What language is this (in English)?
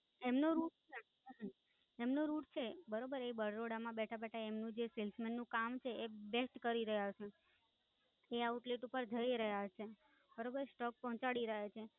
Gujarati